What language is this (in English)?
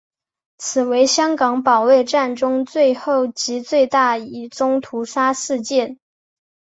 Chinese